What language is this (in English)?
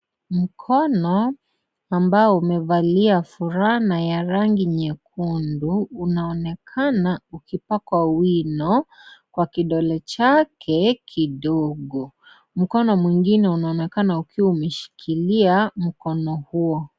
Swahili